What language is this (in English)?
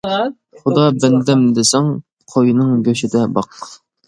Uyghur